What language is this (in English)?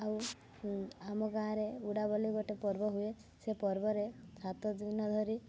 Odia